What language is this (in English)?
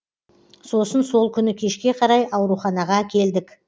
Kazakh